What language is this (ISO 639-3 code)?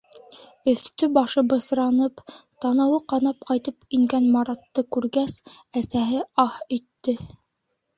bak